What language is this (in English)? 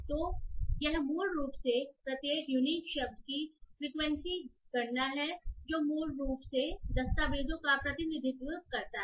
Hindi